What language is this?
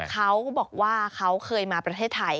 Thai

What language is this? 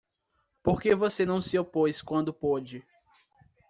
Portuguese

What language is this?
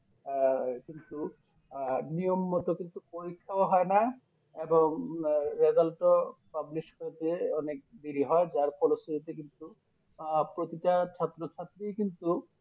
Bangla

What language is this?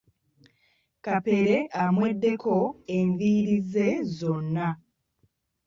Ganda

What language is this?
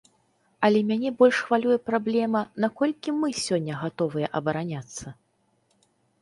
Belarusian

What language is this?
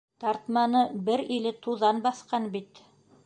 Bashkir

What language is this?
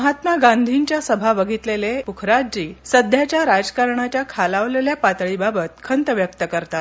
Marathi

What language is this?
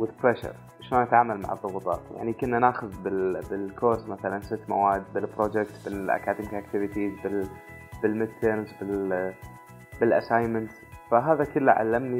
Arabic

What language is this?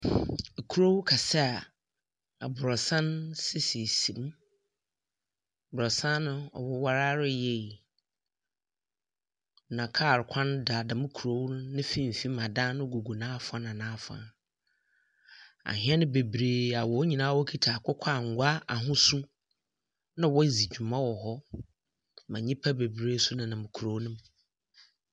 Akan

